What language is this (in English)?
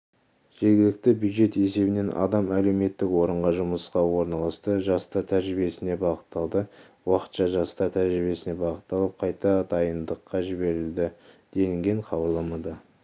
Kazakh